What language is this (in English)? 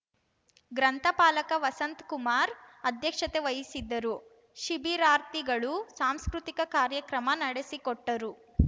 Kannada